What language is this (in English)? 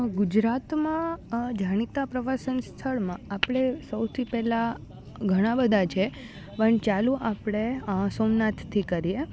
Gujarati